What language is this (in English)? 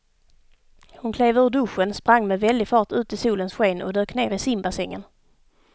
Swedish